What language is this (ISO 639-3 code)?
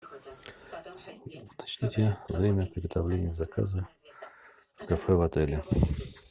rus